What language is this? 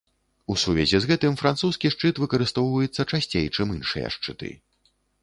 Belarusian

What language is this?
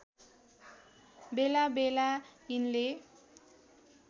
Nepali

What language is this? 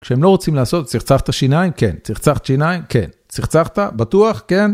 Hebrew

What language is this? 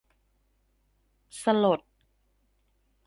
Thai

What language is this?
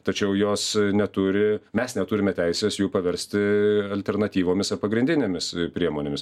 Lithuanian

